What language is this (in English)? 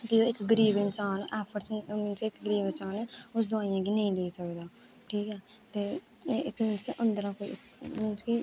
Dogri